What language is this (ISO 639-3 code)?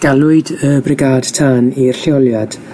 cym